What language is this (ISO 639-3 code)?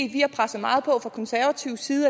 dan